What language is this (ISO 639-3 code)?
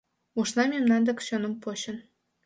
chm